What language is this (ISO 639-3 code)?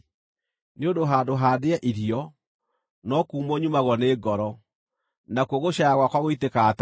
kik